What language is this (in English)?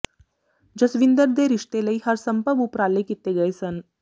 Punjabi